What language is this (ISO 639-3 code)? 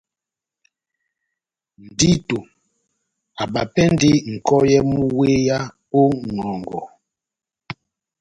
bnm